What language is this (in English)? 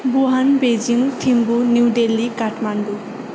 Nepali